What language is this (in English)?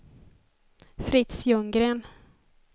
Swedish